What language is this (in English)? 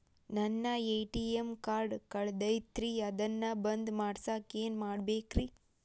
Kannada